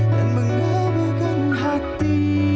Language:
Indonesian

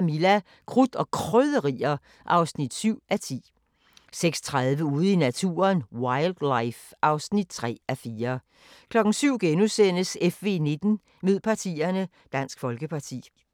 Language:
Danish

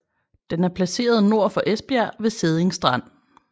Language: Danish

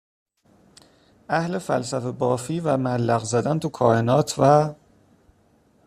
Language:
Persian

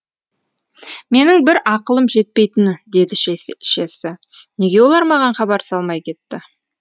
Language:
Kazakh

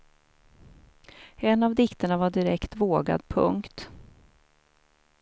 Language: Swedish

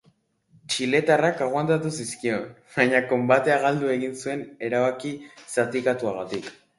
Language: Basque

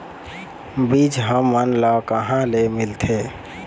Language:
Chhattisgarhi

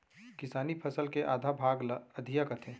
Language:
Chhattisgarhi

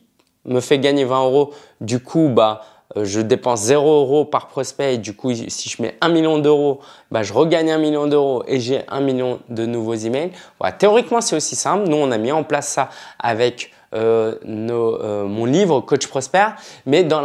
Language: French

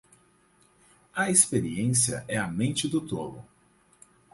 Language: Portuguese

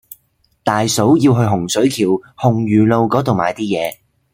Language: Cantonese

